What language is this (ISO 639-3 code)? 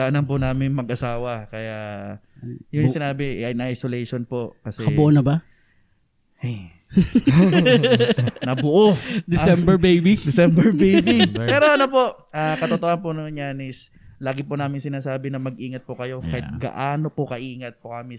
fil